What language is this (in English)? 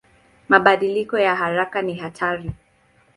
Swahili